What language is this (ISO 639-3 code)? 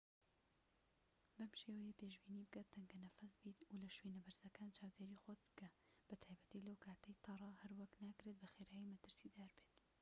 ckb